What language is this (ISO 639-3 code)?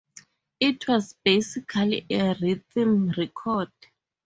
eng